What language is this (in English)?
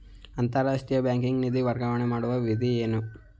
Kannada